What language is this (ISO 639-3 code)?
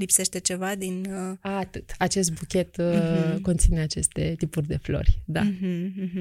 ron